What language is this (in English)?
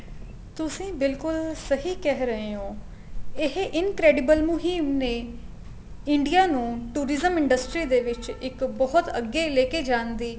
Punjabi